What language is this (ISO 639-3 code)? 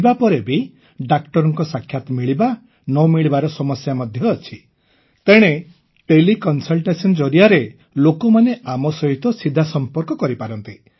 ori